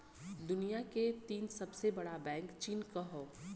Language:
Bhojpuri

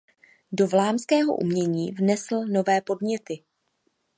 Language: Czech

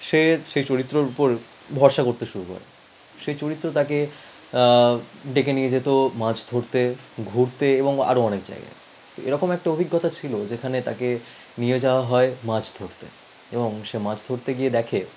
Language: Bangla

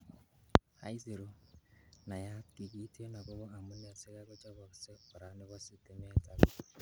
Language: Kalenjin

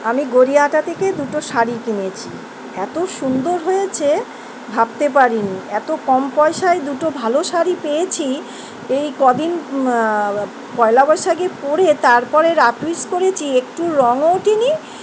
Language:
Bangla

